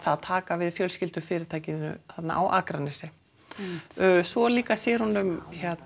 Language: Icelandic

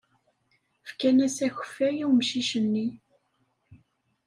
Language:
Kabyle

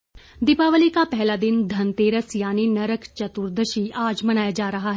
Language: Hindi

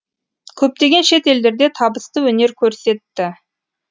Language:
Kazakh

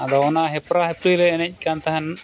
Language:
Santali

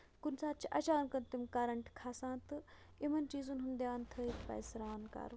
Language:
Kashmiri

